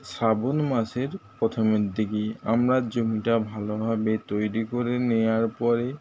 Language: Bangla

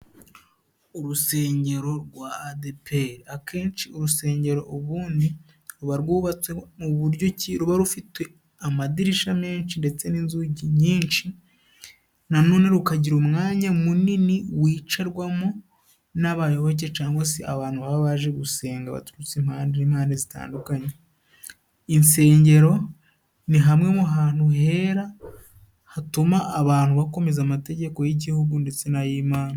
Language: Kinyarwanda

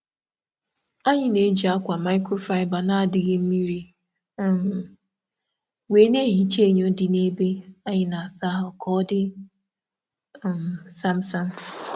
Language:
Igbo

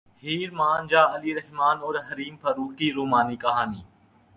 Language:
Urdu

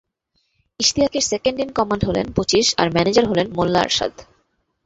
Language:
Bangla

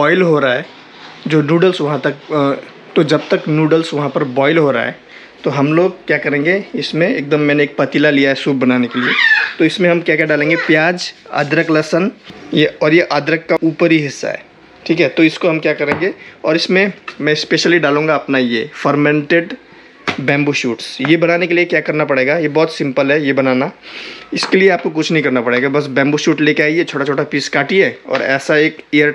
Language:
Hindi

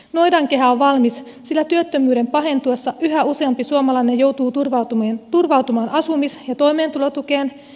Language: Finnish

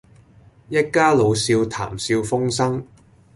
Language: Cantonese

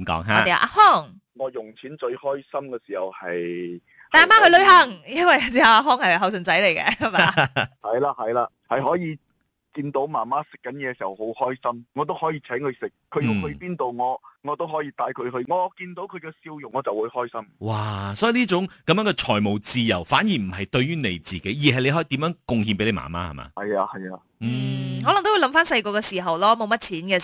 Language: Chinese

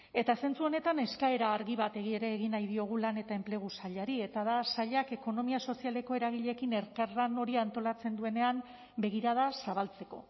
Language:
Basque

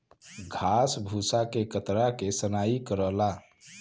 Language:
Bhojpuri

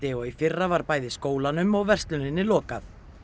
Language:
Icelandic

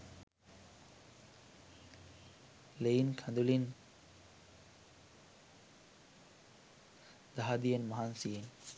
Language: Sinhala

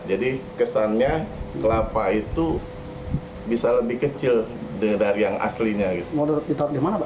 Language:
Indonesian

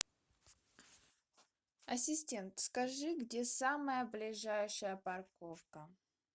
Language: Russian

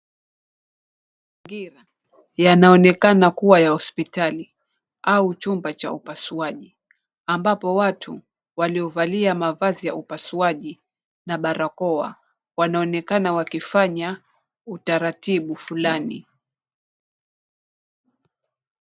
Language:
Swahili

